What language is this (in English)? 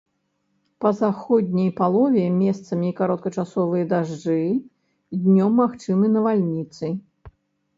Belarusian